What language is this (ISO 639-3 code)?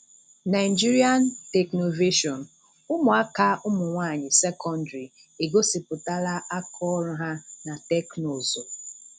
ibo